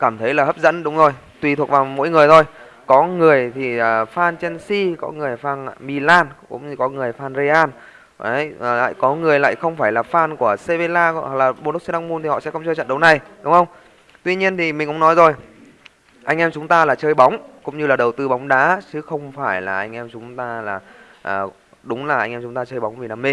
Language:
Vietnamese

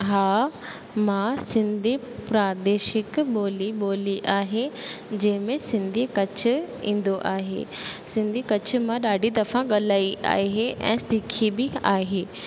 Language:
Sindhi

